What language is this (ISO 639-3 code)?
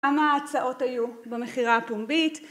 heb